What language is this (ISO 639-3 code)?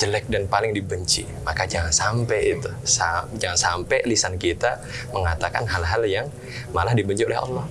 ind